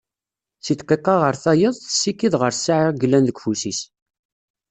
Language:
Kabyle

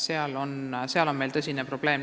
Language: Estonian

